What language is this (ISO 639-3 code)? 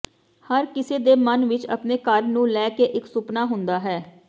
pan